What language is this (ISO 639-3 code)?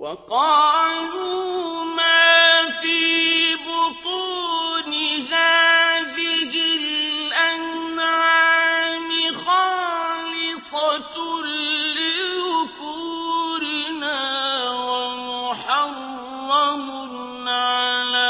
ara